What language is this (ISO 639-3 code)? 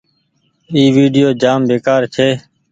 gig